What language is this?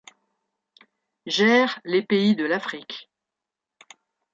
French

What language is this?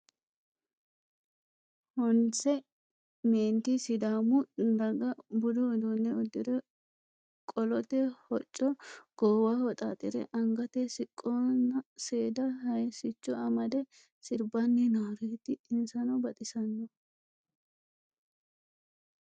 Sidamo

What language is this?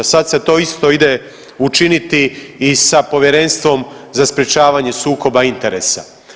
Croatian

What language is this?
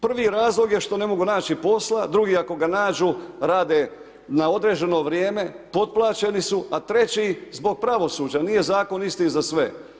Croatian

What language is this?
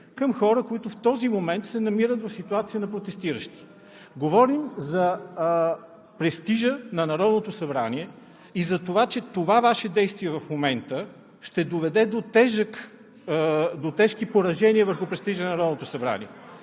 Bulgarian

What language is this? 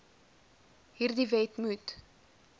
Afrikaans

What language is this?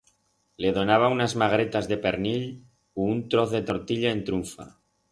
Aragonese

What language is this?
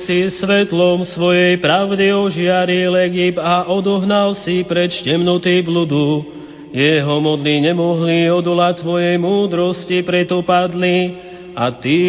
Slovak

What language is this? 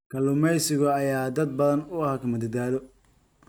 Somali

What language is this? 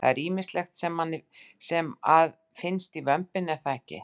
Icelandic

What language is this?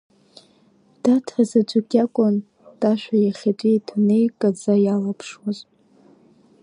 Abkhazian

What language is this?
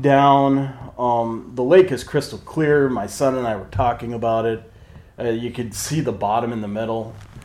English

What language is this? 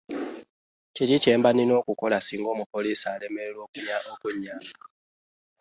Ganda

